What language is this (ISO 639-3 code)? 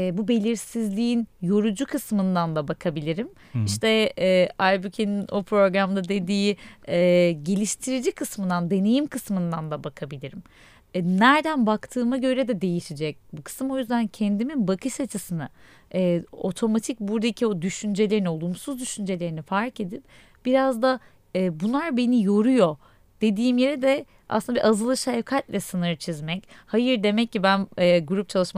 tur